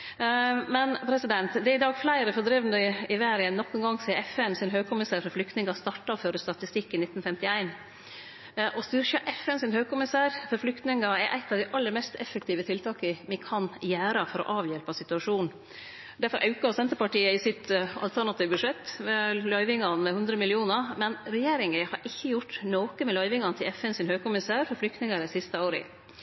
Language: Norwegian Nynorsk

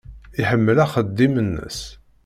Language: Kabyle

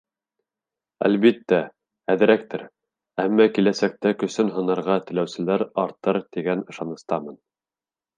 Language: Bashkir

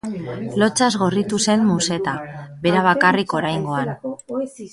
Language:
Basque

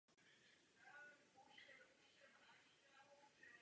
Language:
Czech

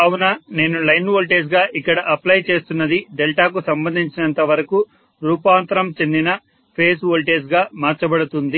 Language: Telugu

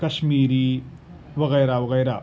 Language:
Urdu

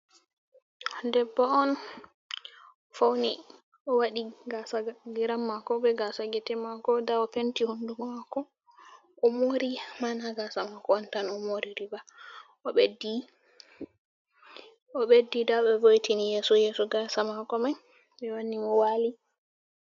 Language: Fula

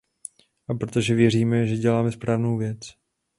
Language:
Czech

